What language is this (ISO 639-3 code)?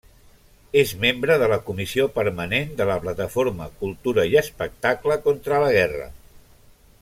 cat